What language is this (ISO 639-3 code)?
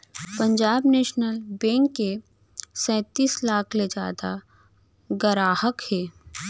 hne